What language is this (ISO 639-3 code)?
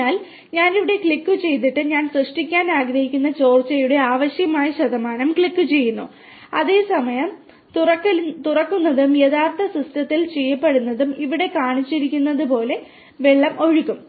mal